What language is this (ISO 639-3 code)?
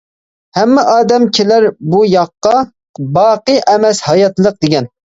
uig